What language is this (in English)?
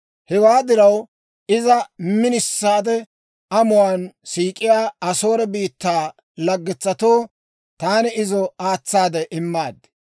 Dawro